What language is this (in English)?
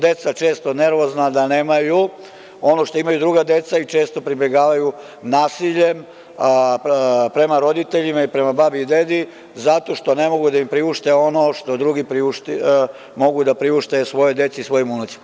Serbian